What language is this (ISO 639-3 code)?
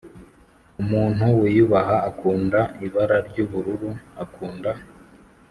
kin